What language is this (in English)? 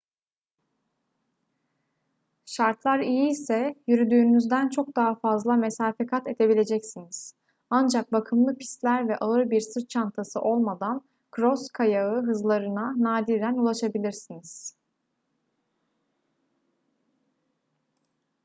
Turkish